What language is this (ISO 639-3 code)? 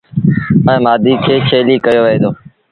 sbn